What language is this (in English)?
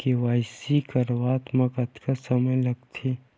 Chhattisgarhi